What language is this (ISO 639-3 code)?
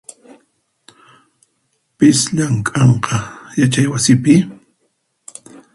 qxp